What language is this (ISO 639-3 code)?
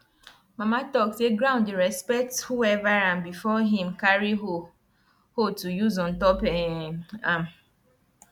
pcm